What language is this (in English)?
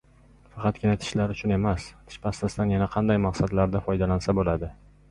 Uzbek